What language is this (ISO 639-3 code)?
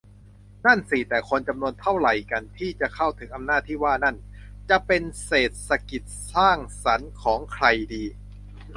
tha